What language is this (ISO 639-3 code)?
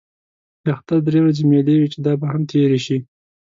pus